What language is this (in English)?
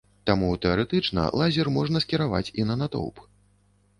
Belarusian